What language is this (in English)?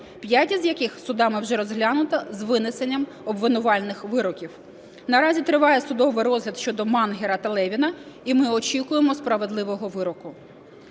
Ukrainian